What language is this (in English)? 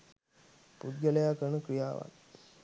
Sinhala